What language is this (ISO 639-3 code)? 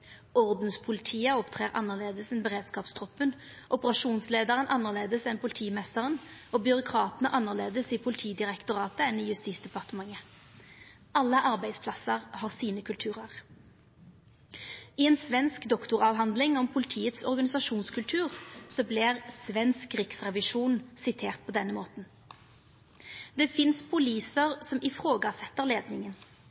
nno